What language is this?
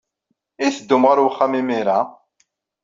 Kabyle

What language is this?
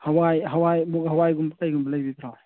Manipuri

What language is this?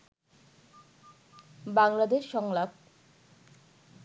Bangla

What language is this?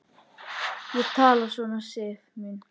Icelandic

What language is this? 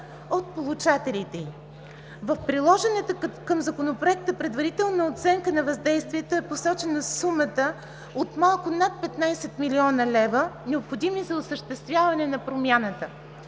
Bulgarian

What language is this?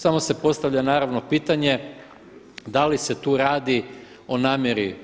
Croatian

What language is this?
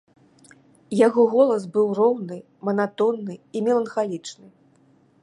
Belarusian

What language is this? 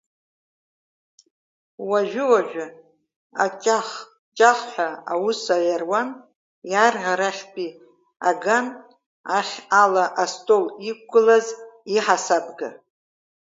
Abkhazian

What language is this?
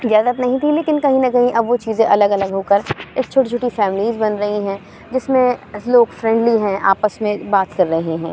Urdu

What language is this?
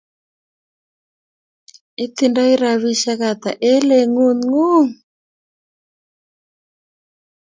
Kalenjin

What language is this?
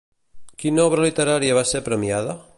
Catalan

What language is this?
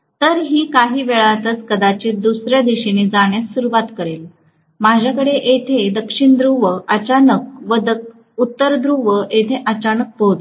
Marathi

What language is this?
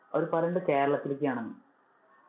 Malayalam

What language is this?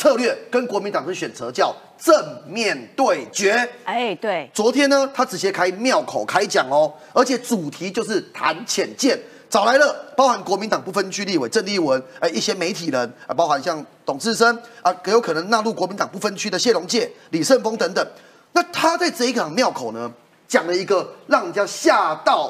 Chinese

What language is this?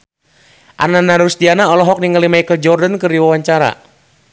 Sundanese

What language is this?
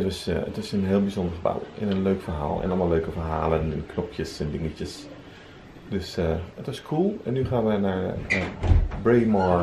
Dutch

